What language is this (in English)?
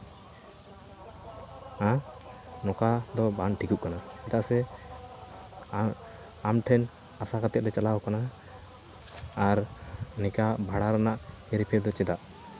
Santali